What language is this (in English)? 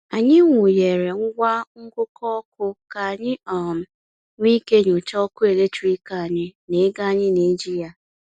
Igbo